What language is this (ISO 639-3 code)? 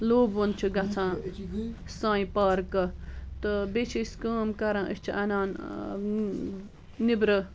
kas